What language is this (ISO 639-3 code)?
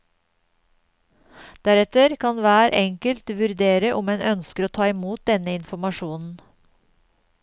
nor